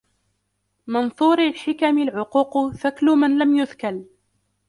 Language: Arabic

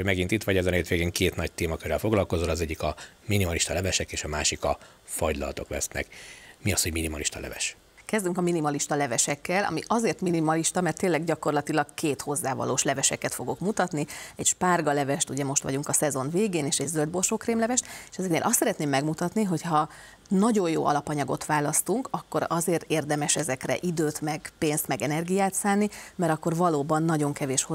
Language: Hungarian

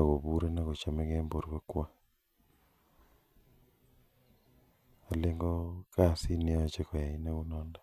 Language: Kalenjin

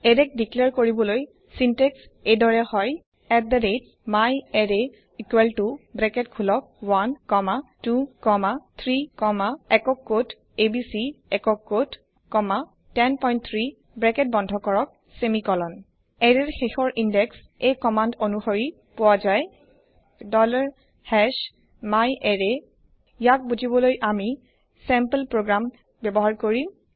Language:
Assamese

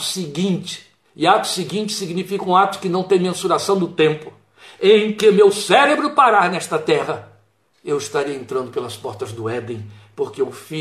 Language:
Portuguese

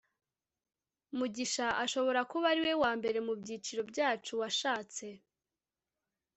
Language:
Kinyarwanda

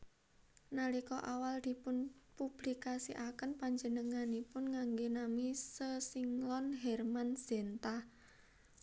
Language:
Javanese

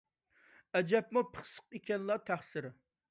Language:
Uyghur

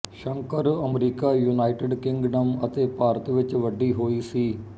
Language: Punjabi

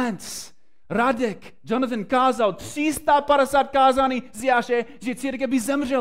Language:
Czech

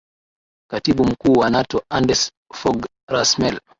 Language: Swahili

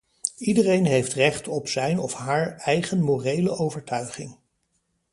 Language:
Dutch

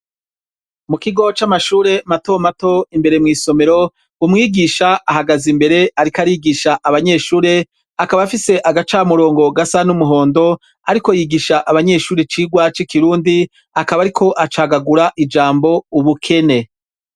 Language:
Rundi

